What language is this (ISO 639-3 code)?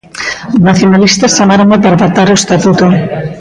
glg